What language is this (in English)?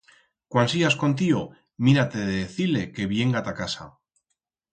Aragonese